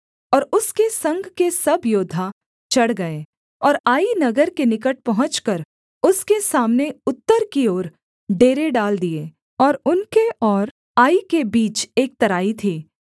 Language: Hindi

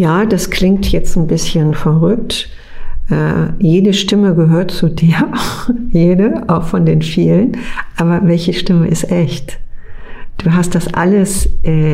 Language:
German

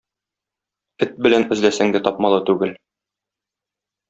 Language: Tatar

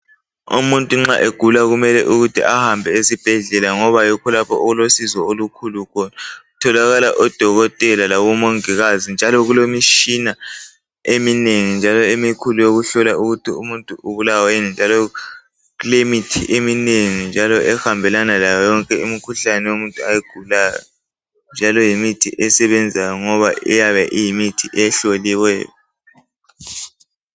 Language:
North Ndebele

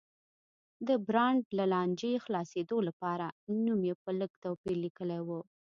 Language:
Pashto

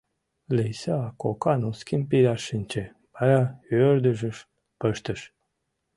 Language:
Mari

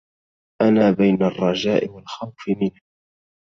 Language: Arabic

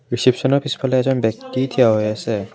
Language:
Assamese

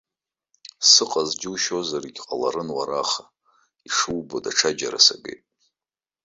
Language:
Abkhazian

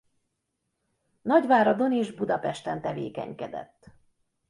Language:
Hungarian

